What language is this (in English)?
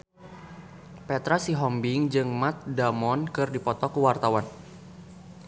Sundanese